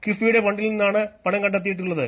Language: Malayalam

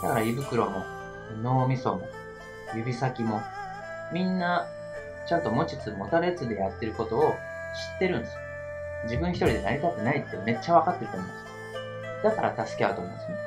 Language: Japanese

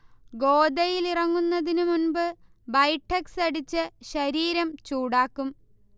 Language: Malayalam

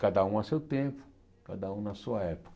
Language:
Portuguese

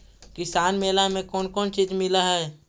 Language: Magahi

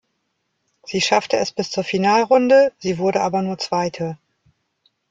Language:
German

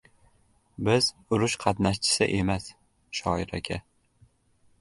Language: Uzbek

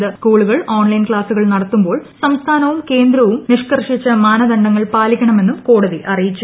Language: Malayalam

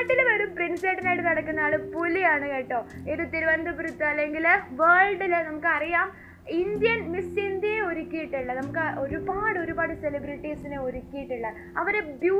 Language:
Malayalam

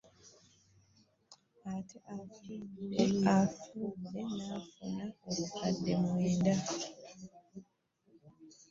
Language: Ganda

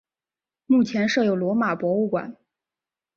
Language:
Chinese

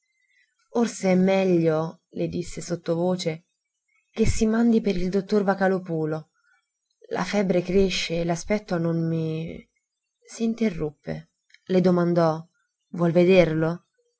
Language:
Italian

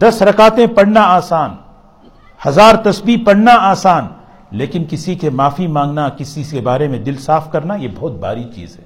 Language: Urdu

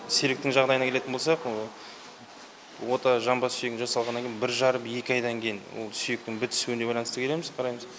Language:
Kazakh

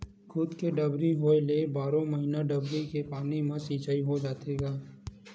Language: Chhattisgarhi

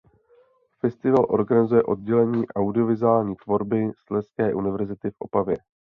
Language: Czech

